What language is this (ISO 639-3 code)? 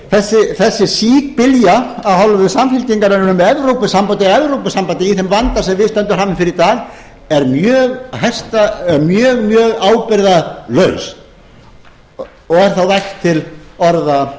isl